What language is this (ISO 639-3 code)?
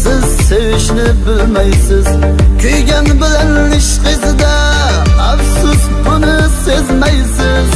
tur